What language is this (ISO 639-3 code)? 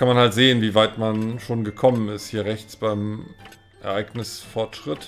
deu